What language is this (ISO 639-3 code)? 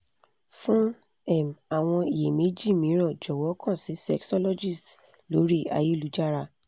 yor